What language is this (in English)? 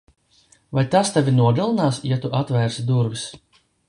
Latvian